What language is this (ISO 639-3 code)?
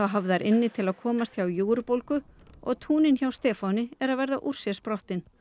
isl